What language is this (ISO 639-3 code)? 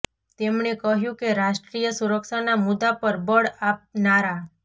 guj